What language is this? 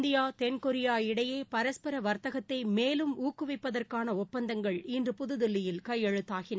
Tamil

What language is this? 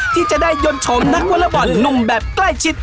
Thai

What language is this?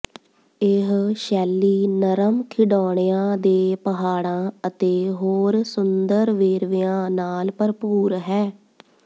Punjabi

